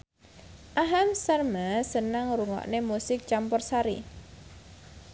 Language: Javanese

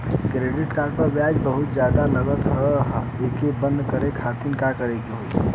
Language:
Bhojpuri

